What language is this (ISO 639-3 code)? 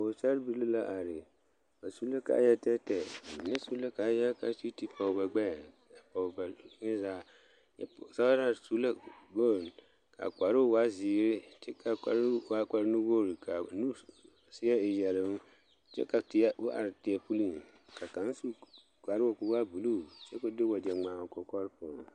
dga